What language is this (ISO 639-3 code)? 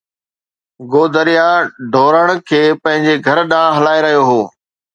snd